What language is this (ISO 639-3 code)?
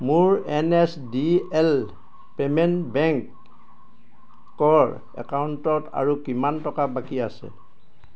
asm